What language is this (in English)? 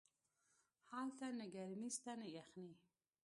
Pashto